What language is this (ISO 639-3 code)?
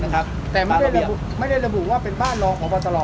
tha